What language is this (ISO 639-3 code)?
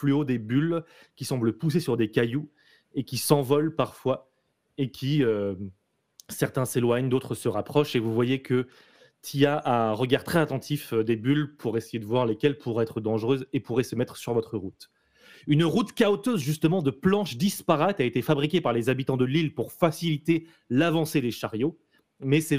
fra